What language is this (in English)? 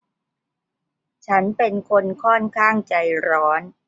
Thai